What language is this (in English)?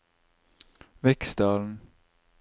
Norwegian